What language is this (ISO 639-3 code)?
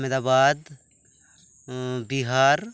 sat